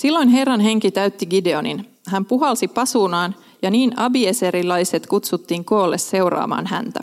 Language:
Finnish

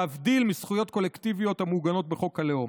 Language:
Hebrew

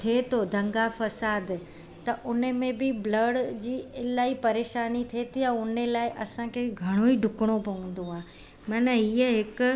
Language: Sindhi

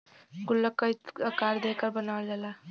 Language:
Bhojpuri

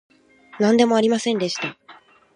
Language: Japanese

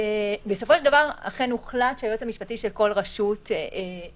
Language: Hebrew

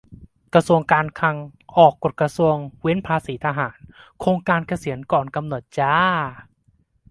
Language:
Thai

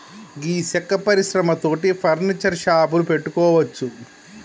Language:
Telugu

